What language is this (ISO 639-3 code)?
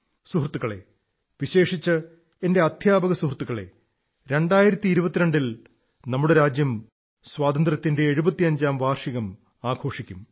mal